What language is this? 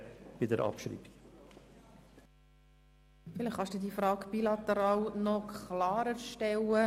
Swiss German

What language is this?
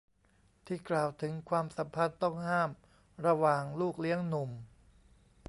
Thai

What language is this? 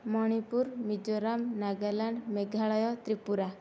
Odia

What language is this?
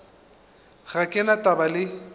Northern Sotho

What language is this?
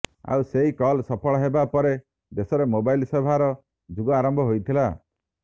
Odia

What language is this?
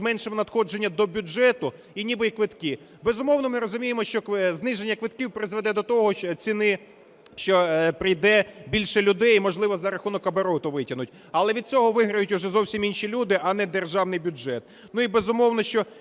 Ukrainian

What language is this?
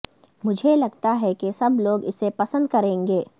Urdu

